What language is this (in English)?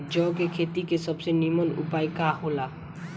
Bhojpuri